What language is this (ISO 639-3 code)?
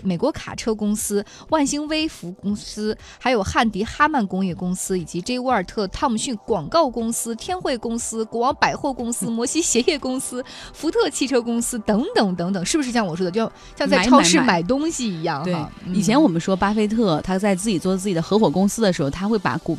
zho